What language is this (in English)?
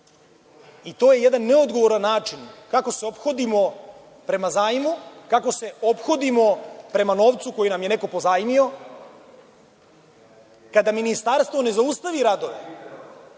Serbian